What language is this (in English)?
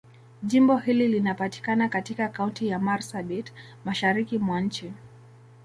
Swahili